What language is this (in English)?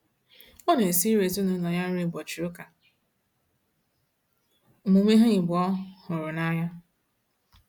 Igbo